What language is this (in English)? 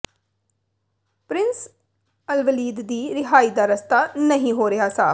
Punjabi